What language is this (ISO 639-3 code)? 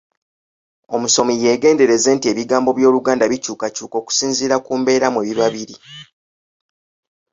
lug